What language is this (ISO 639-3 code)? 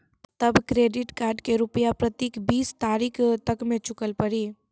mai